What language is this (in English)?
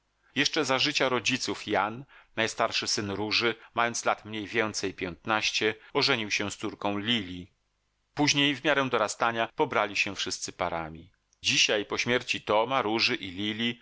Polish